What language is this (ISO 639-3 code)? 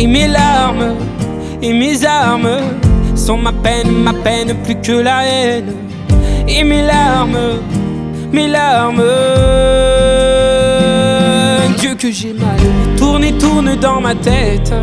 ron